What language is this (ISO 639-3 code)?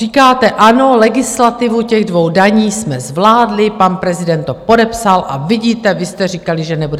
ces